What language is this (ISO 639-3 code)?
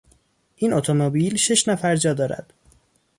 fas